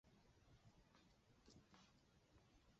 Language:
Chinese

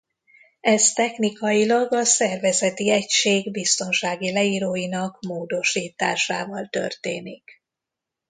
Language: Hungarian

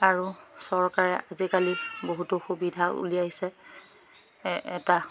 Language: Assamese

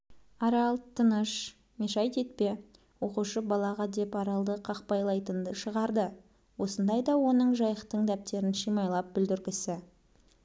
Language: Kazakh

